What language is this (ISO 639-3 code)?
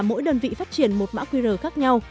vie